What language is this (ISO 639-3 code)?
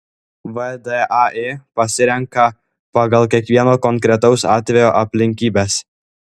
lit